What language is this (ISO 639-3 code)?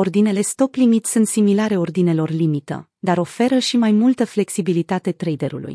ron